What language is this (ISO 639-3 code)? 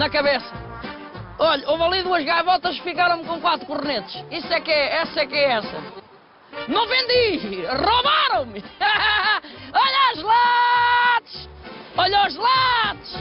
por